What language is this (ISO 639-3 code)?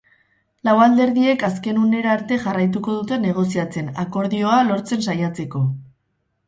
eus